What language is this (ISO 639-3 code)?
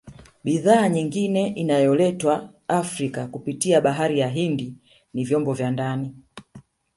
swa